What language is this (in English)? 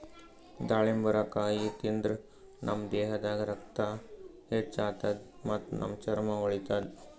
Kannada